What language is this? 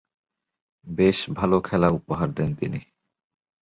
Bangla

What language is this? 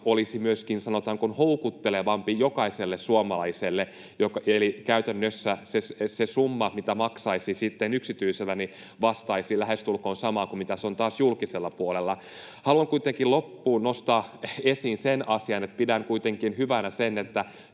Finnish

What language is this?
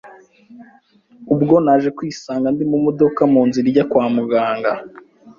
Kinyarwanda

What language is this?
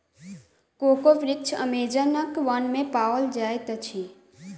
Maithili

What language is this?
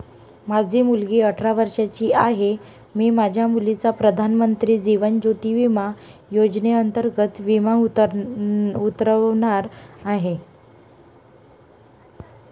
Marathi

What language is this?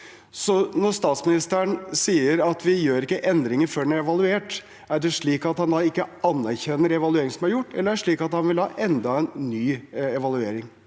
Norwegian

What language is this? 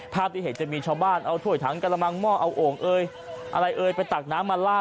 Thai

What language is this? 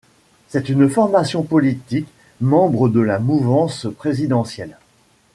French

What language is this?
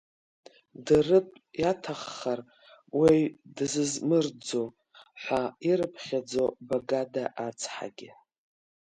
Abkhazian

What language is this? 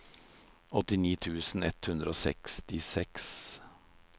Norwegian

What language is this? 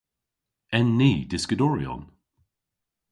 Cornish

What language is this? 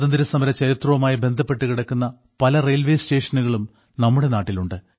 Malayalam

